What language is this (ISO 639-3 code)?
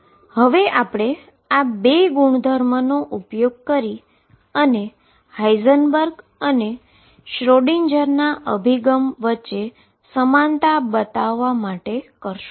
guj